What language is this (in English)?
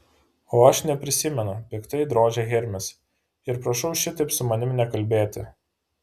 Lithuanian